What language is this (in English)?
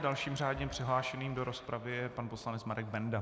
Czech